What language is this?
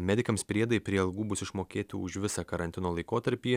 Lithuanian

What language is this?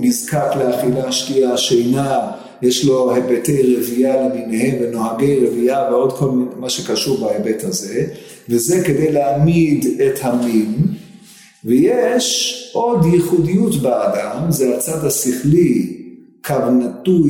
Hebrew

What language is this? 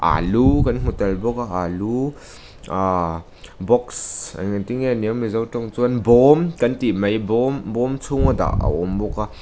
Mizo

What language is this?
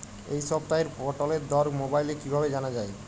Bangla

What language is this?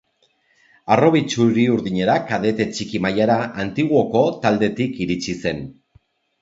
Basque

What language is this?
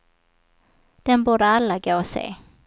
Swedish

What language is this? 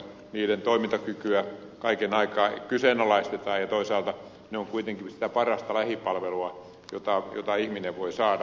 Finnish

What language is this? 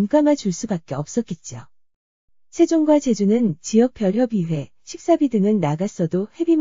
Korean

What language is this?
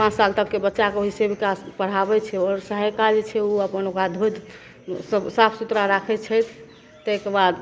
Maithili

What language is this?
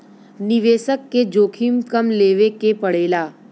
Bhojpuri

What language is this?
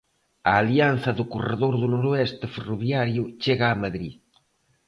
Galician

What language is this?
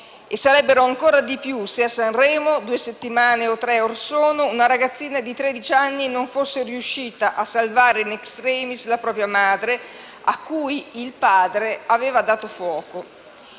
Italian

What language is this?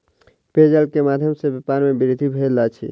Maithili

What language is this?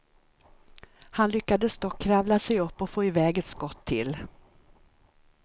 Swedish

